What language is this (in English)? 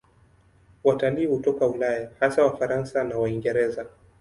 Swahili